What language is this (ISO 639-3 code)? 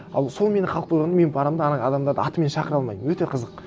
kaz